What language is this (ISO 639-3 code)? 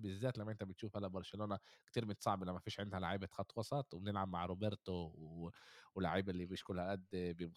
ara